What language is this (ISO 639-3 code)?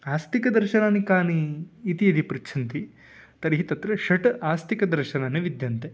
san